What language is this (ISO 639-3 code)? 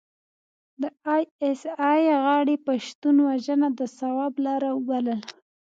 pus